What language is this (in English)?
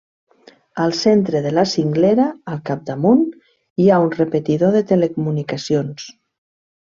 Catalan